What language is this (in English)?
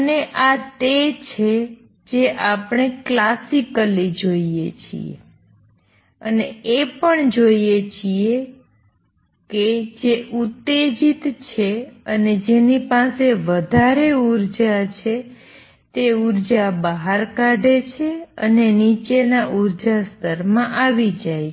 Gujarati